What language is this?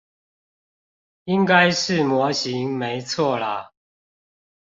Chinese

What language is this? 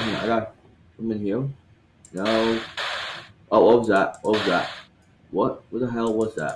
English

